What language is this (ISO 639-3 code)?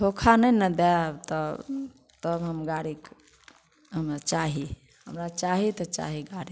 mai